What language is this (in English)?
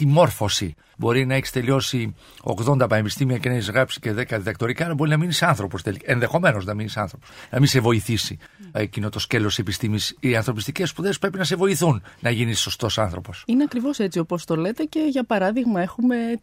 Greek